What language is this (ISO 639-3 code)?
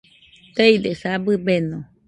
hux